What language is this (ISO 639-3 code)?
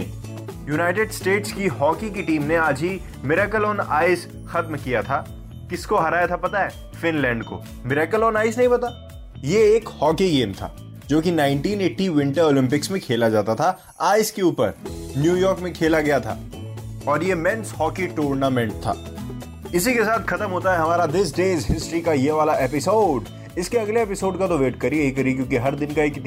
hin